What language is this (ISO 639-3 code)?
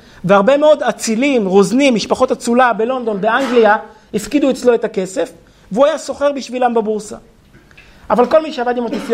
heb